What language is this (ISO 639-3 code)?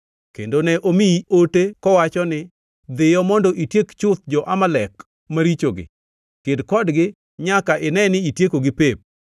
luo